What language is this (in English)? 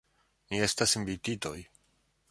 Esperanto